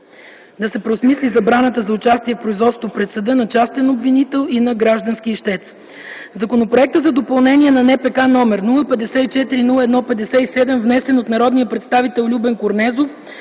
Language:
Bulgarian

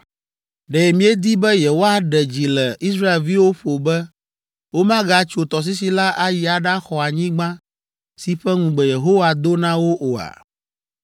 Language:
Ewe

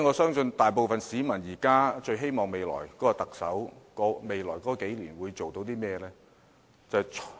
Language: Cantonese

